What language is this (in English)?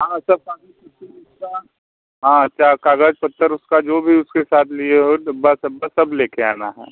Hindi